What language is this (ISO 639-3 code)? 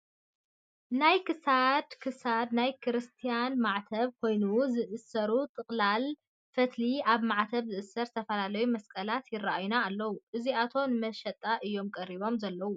tir